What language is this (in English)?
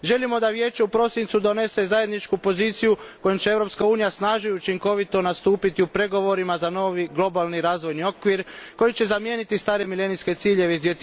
Croatian